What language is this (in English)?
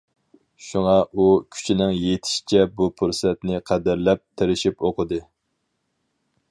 Uyghur